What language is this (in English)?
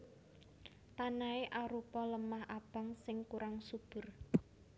Javanese